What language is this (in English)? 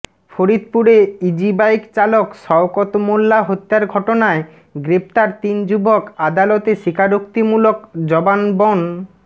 Bangla